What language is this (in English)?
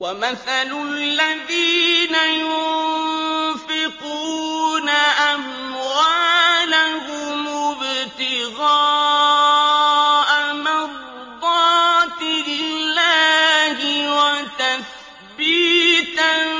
Arabic